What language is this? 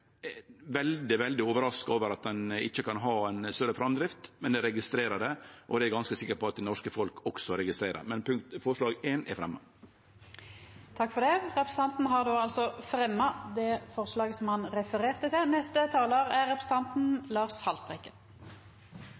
Norwegian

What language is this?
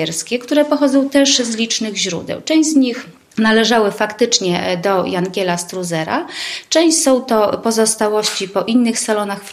Polish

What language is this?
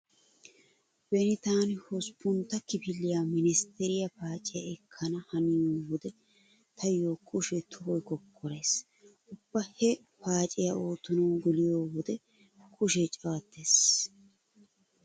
Wolaytta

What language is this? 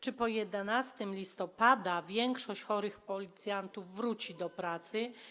Polish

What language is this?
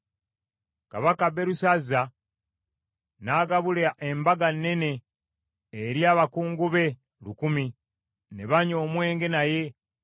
Ganda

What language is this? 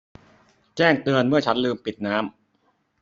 Thai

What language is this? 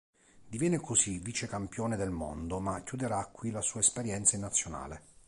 Italian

